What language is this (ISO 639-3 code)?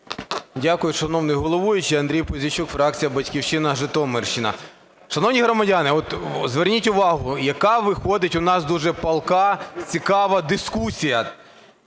ukr